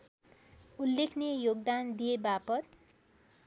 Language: Nepali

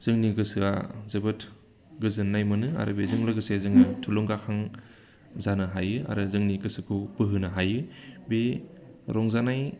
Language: Bodo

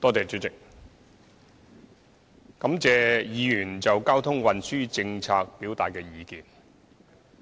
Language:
Cantonese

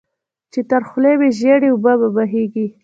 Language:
Pashto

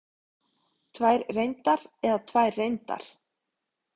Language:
Icelandic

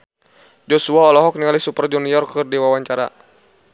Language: Sundanese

